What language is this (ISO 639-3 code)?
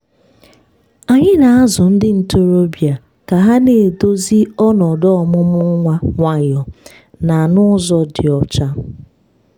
ibo